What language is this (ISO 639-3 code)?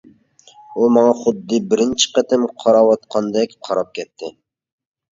uig